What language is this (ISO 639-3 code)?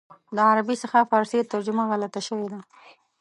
pus